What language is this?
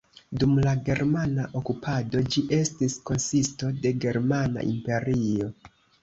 Esperanto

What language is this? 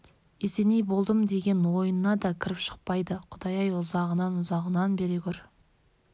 Kazakh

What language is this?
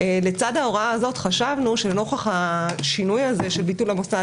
Hebrew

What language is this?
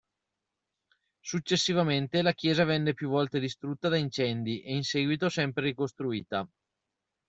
Italian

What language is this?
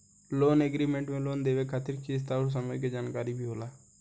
Bhojpuri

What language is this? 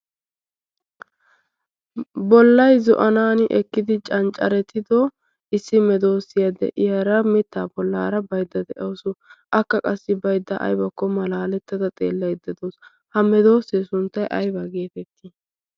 Wolaytta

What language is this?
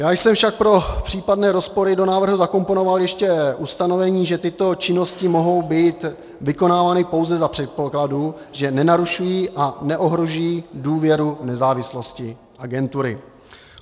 Czech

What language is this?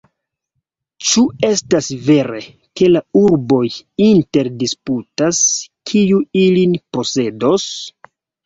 Esperanto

